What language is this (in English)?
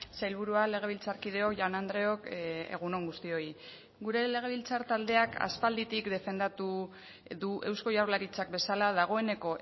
Basque